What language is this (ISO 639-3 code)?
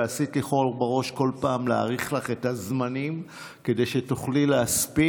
heb